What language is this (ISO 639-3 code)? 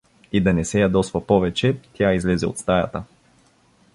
bul